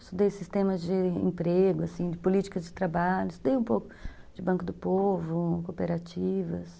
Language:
Portuguese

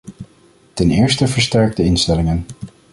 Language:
Dutch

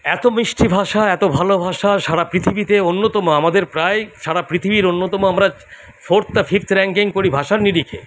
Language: Bangla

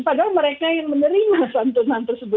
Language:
Indonesian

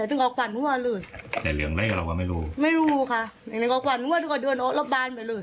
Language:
Thai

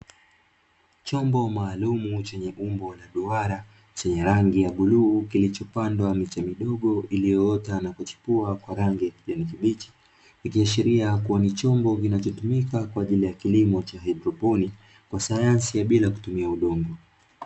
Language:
Swahili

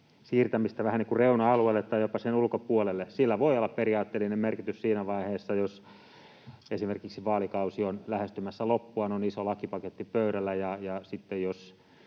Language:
Finnish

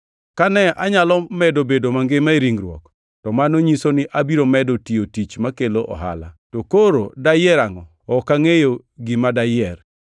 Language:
Luo (Kenya and Tanzania)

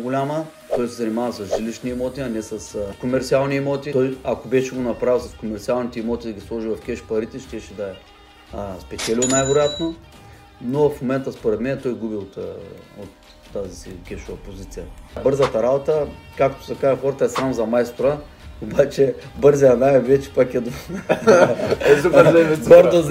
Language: Bulgarian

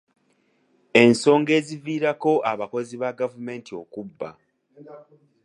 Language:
Ganda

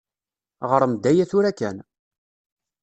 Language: Kabyle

